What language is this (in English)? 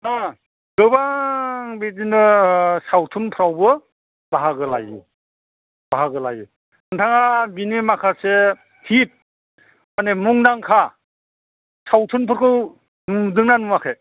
Bodo